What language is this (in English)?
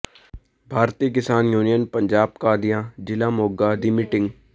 Punjabi